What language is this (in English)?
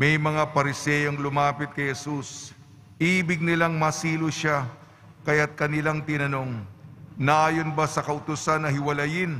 Filipino